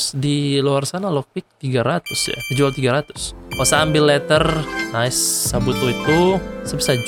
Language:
Indonesian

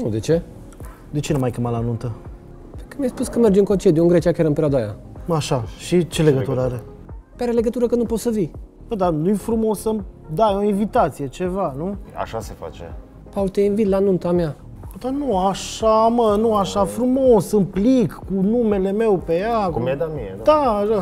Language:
Romanian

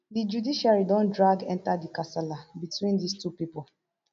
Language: Nigerian Pidgin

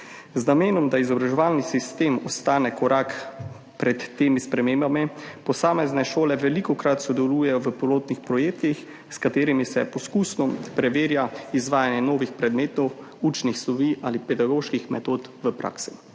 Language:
Slovenian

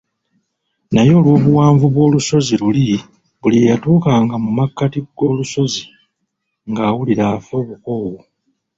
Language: Ganda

